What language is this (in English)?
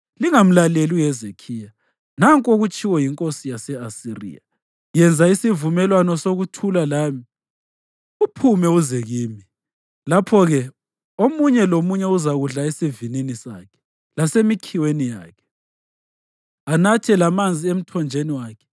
North Ndebele